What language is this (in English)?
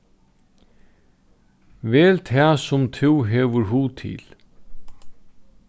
Faroese